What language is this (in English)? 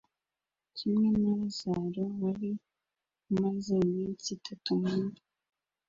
Kinyarwanda